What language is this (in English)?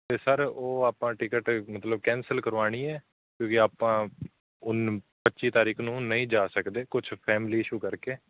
Punjabi